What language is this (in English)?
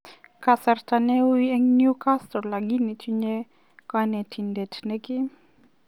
Kalenjin